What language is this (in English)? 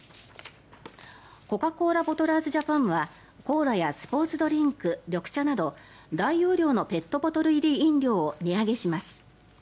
Japanese